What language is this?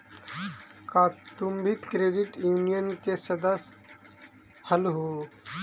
Magahi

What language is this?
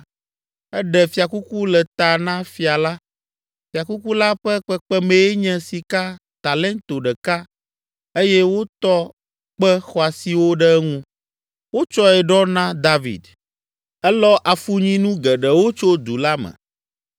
Ewe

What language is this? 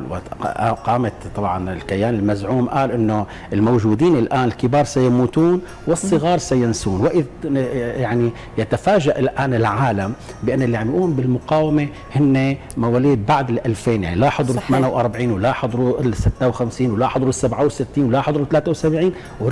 Arabic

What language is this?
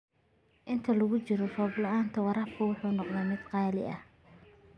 Somali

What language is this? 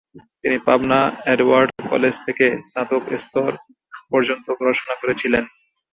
Bangla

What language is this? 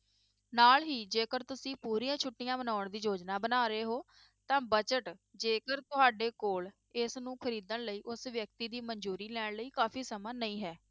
Punjabi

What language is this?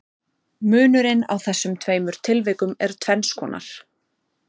Icelandic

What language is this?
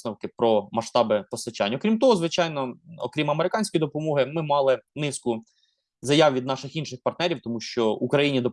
Ukrainian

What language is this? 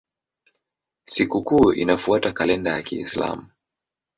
Swahili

